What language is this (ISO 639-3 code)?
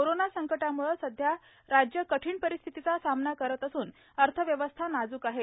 mar